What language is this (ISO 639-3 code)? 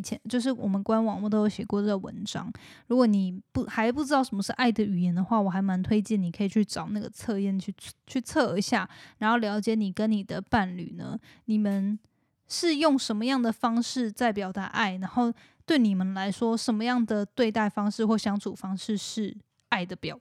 zho